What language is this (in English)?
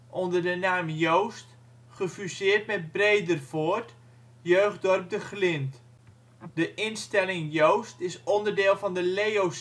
Dutch